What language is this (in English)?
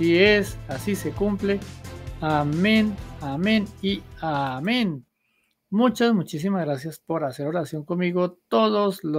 Spanish